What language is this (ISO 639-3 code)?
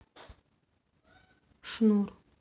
rus